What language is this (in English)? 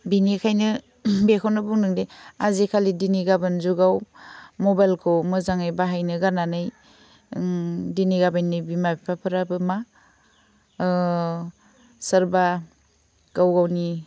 Bodo